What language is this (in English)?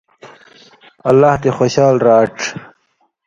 Indus Kohistani